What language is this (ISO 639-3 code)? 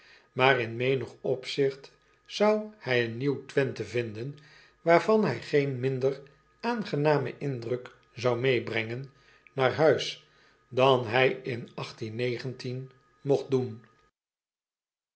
nld